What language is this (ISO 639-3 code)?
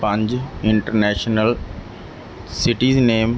pan